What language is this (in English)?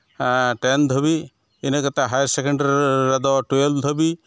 Santali